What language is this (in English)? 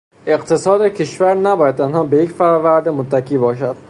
Persian